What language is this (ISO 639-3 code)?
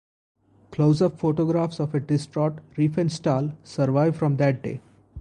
eng